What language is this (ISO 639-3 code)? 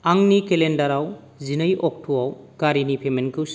brx